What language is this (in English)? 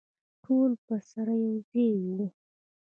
Pashto